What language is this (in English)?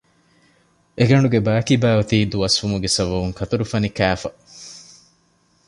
Divehi